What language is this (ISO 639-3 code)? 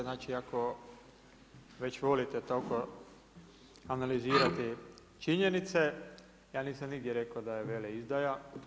hrv